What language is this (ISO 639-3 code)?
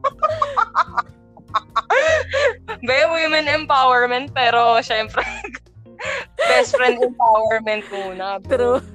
fil